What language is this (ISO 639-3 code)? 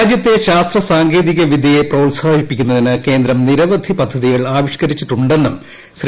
mal